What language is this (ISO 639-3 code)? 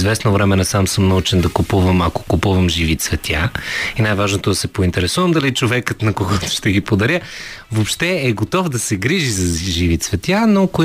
bul